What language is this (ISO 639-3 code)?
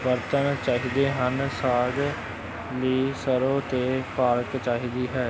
pan